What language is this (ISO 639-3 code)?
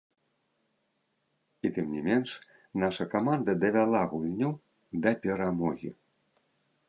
bel